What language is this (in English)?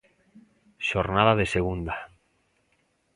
Galician